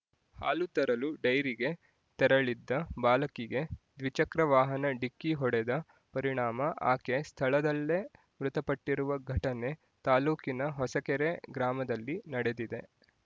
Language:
Kannada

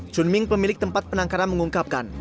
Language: Indonesian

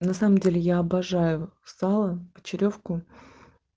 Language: Russian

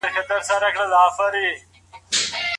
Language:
Pashto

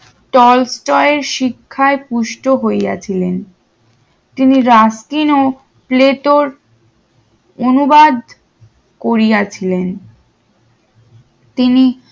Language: Bangla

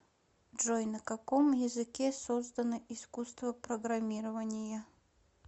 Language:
Russian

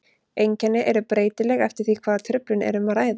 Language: Icelandic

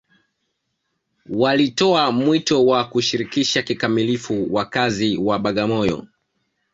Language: Swahili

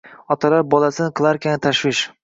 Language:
Uzbek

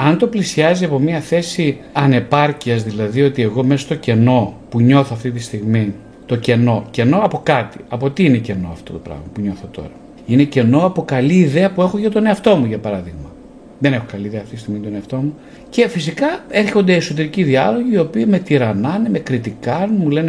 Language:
Greek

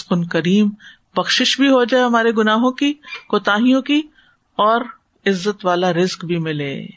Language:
Urdu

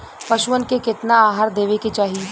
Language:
Bhojpuri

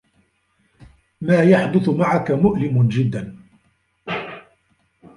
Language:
Arabic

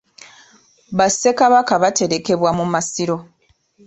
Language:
Ganda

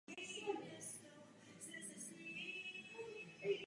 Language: Czech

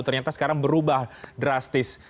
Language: Indonesian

